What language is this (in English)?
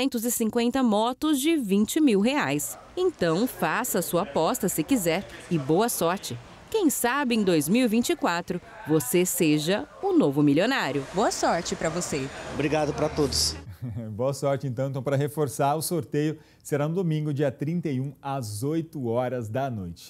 Portuguese